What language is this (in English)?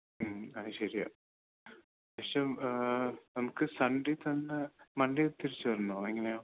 Malayalam